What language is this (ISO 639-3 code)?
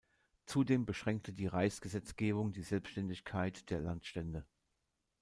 deu